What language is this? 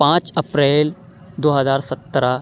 Urdu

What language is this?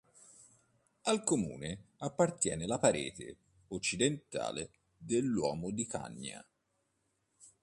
Italian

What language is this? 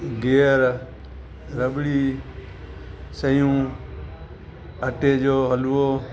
Sindhi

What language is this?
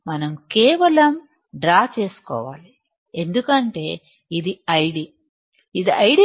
Telugu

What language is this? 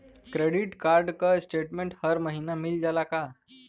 Bhojpuri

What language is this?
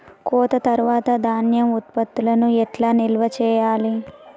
Telugu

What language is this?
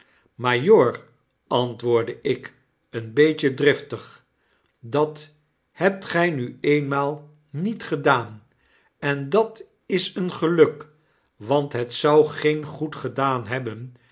Dutch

